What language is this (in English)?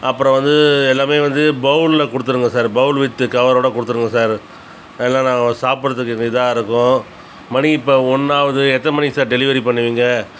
Tamil